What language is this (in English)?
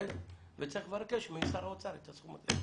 Hebrew